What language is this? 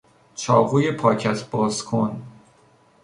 Persian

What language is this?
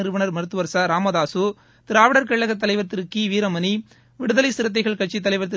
Tamil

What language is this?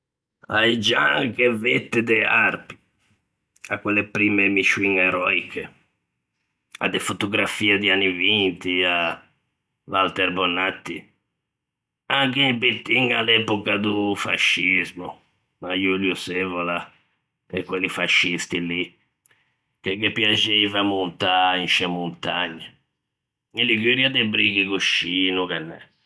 Ligurian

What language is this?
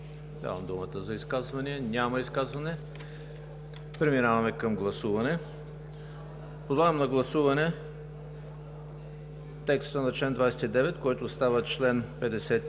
Bulgarian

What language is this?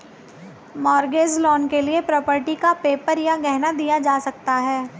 Hindi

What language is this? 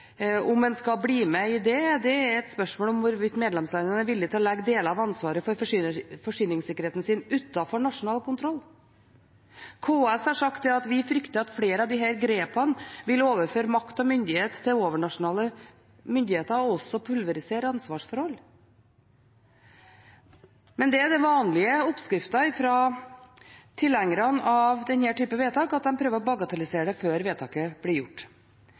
Norwegian Bokmål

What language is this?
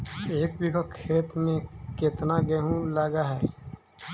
Magahi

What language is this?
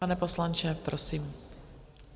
Czech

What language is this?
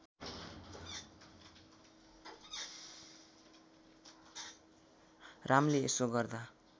Nepali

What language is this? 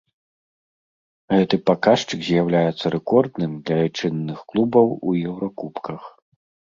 Belarusian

